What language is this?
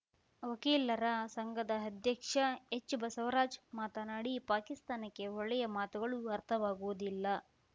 Kannada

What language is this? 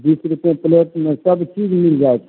Maithili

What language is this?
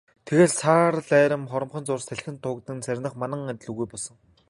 Mongolian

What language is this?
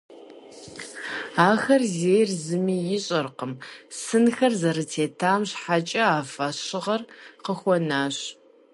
Kabardian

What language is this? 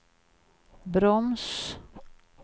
Swedish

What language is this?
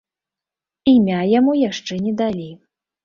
Belarusian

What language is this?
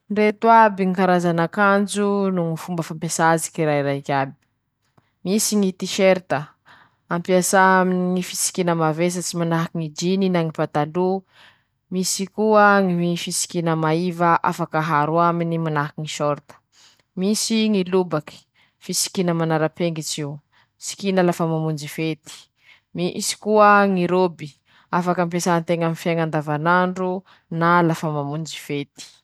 Masikoro Malagasy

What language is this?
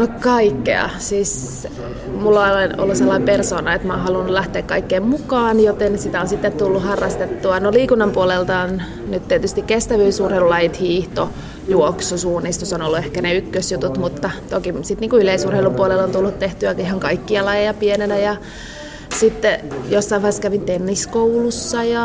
Finnish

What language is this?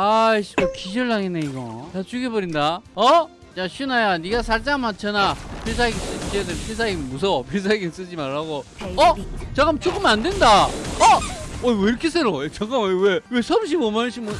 Korean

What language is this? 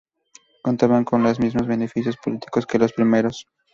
Spanish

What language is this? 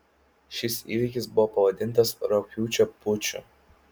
Lithuanian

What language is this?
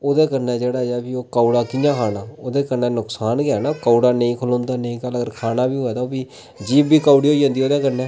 Dogri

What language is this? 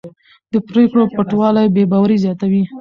Pashto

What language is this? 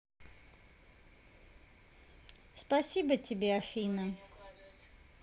Russian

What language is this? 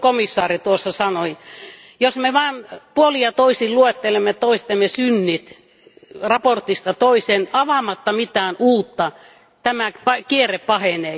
Finnish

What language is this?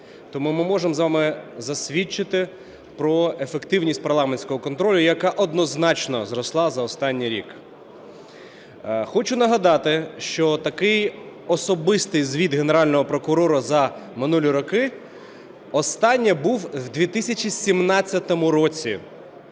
Ukrainian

